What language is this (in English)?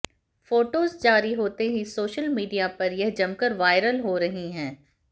Hindi